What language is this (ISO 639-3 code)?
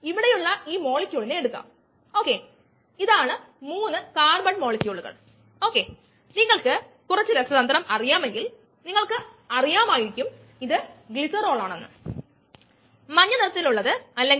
mal